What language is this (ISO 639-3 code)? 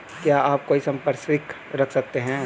hin